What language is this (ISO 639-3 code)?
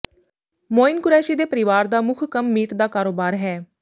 pan